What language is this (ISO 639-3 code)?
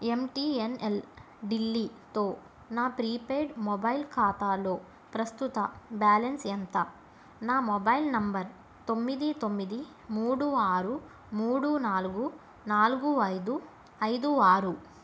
tel